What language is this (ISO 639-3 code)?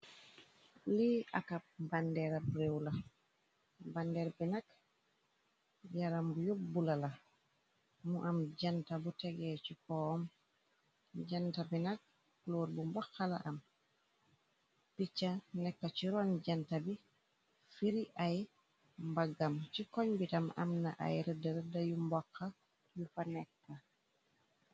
wol